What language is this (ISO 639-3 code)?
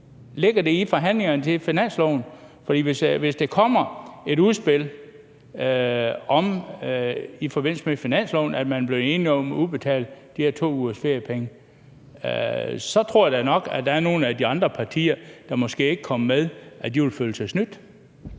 dan